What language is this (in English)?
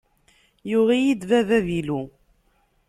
Kabyle